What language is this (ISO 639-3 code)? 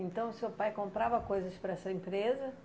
por